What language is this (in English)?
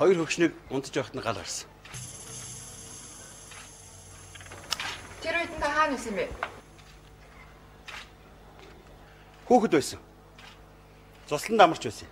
Korean